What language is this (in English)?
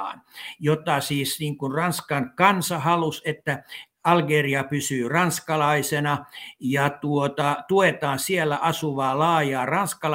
Finnish